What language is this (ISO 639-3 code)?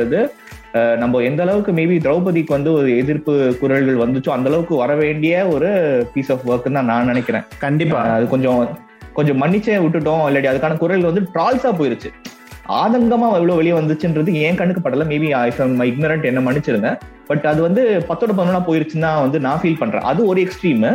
tam